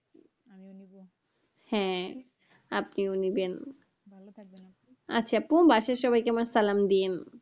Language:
Bangla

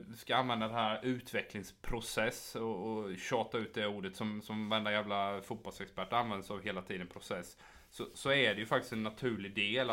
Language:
Swedish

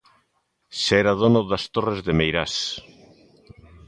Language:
Galician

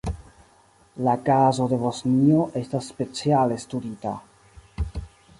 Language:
Esperanto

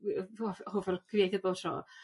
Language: Welsh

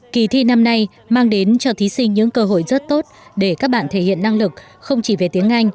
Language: Vietnamese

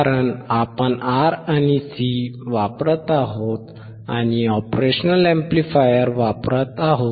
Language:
Marathi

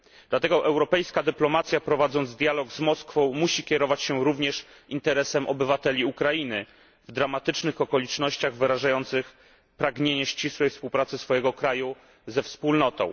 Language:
Polish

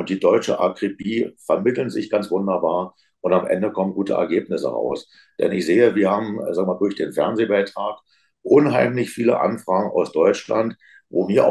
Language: German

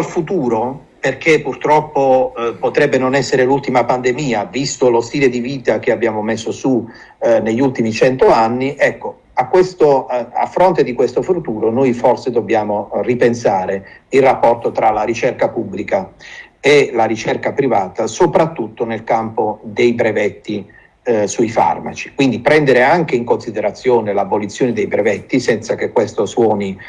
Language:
Italian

